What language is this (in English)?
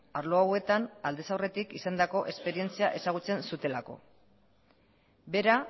Basque